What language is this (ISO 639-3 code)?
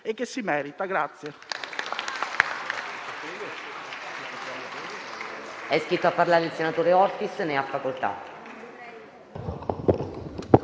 ita